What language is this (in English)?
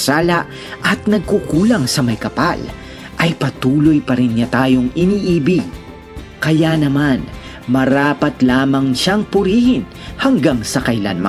Filipino